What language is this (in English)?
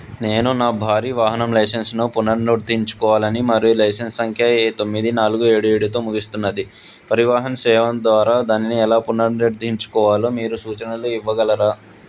Telugu